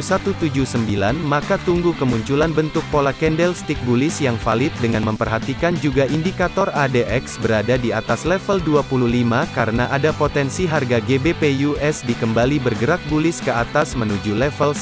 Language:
Indonesian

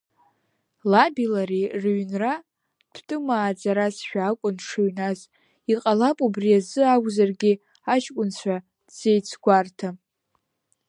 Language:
Abkhazian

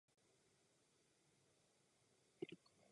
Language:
Czech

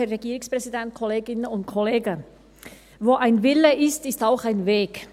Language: Swiss German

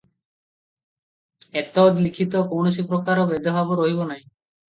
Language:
Odia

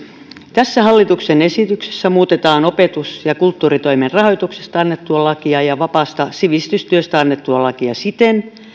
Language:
Finnish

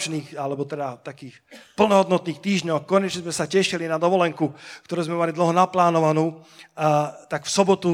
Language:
Slovak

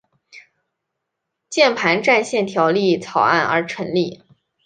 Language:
Chinese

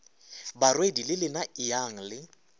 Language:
Northern Sotho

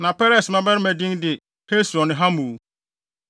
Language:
Akan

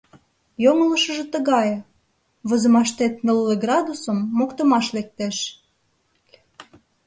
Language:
Mari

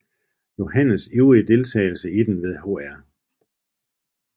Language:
Danish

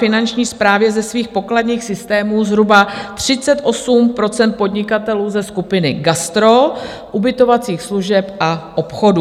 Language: Czech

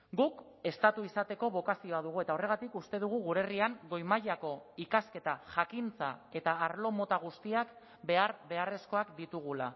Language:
Basque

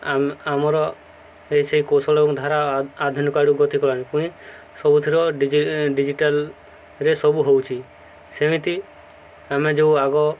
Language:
Odia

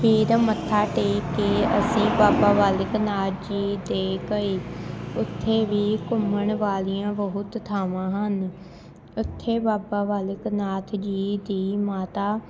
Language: Punjabi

